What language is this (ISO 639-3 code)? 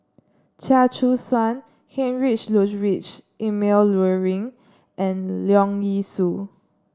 eng